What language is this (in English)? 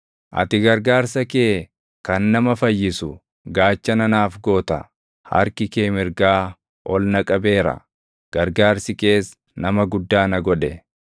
Oromo